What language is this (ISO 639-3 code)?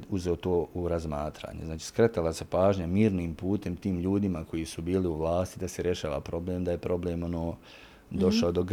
hrv